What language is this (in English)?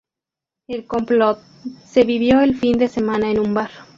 Spanish